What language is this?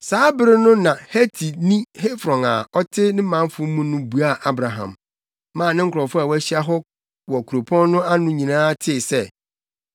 Akan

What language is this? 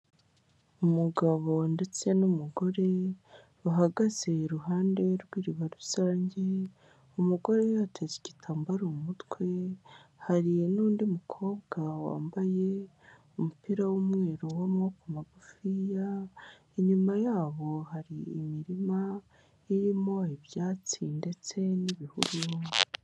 Kinyarwanda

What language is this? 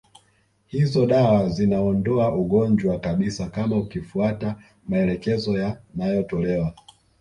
Swahili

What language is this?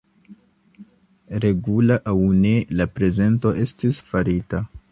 Esperanto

